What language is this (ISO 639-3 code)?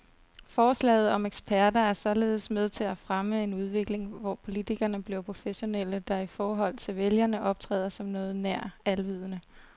dan